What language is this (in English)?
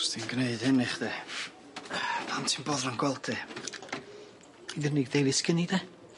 Welsh